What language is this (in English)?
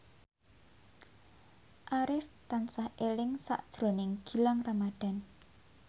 Javanese